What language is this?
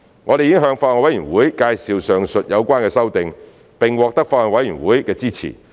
Cantonese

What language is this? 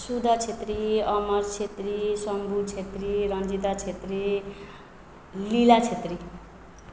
Nepali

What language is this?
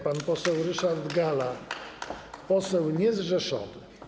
Polish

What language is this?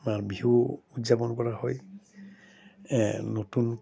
Assamese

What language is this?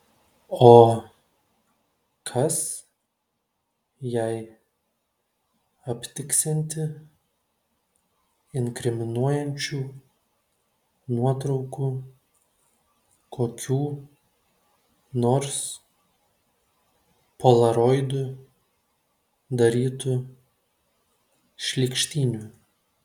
Lithuanian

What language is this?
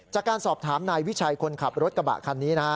Thai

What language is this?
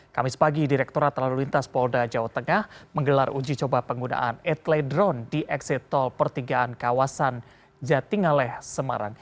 Indonesian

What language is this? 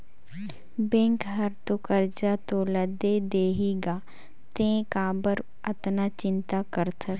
Chhattisgarhi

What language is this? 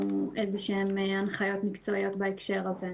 Hebrew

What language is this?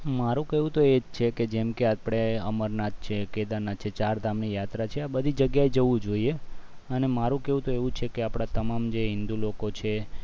Gujarati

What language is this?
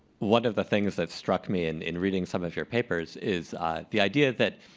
English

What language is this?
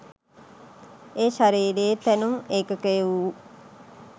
Sinhala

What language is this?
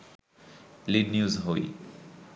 Bangla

